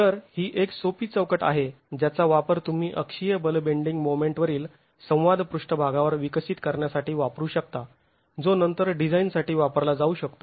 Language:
Marathi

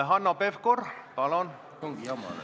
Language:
Estonian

